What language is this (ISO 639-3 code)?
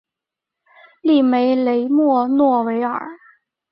zho